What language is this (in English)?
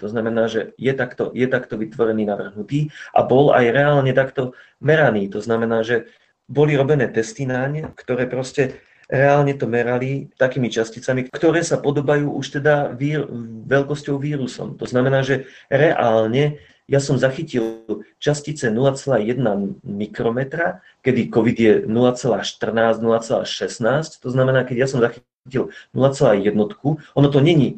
Slovak